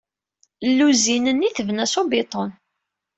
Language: Kabyle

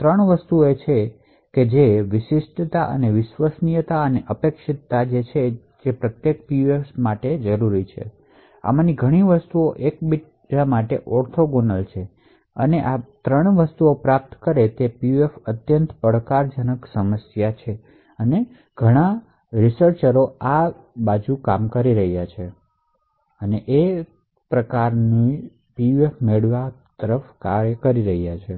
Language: Gujarati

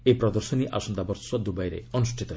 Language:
Odia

